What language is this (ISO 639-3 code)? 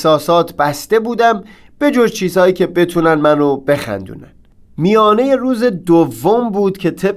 fas